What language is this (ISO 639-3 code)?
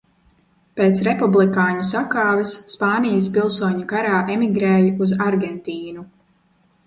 lav